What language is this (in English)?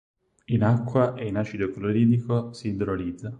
Italian